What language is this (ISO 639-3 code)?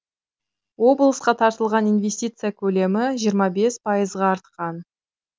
kaz